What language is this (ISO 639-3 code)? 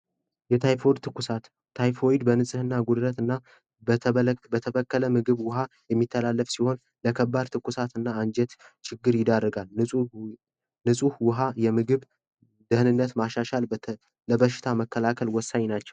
amh